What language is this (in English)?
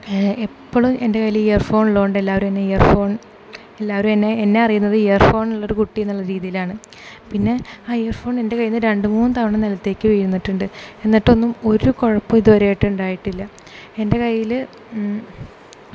Malayalam